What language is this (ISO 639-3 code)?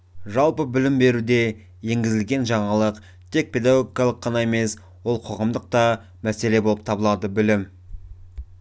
kaz